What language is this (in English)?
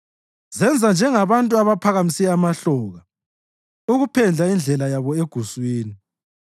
North Ndebele